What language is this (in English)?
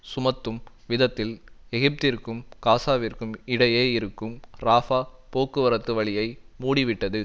Tamil